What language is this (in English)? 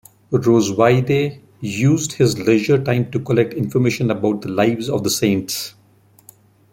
English